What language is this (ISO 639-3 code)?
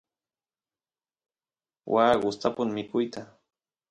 qus